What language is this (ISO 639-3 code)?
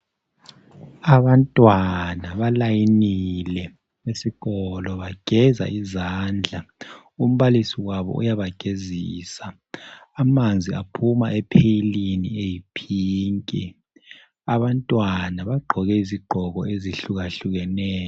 nde